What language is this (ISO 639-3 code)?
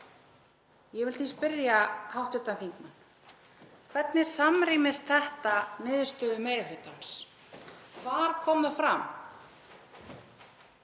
isl